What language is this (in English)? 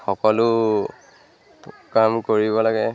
Assamese